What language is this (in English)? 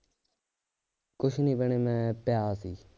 Punjabi